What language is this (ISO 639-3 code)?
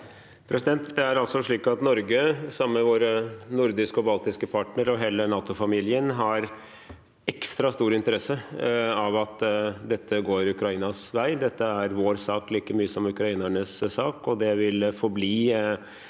nor